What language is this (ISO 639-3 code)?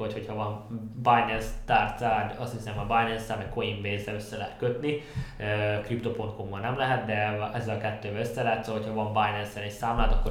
hun